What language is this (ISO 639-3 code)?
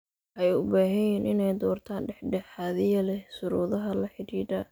som